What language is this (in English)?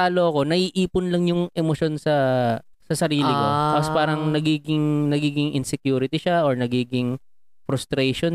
Filipino